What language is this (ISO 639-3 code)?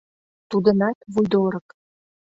chm